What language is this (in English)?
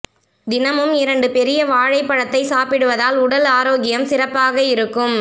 Tamil